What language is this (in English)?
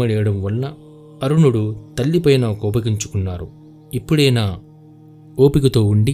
Telugu